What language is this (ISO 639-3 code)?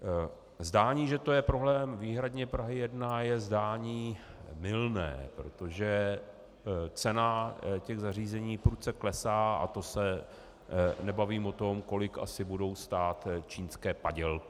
ces